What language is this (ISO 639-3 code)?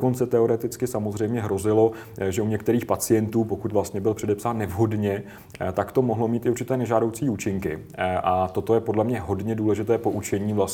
ces